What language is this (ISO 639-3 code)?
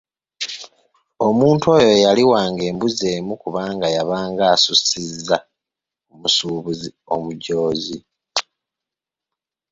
lug